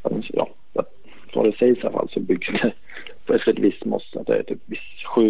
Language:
Swedish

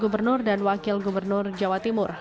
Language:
Indonesian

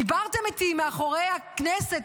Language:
Hebrew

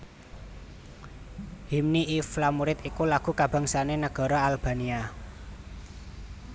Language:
Javanese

